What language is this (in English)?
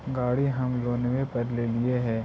Magahi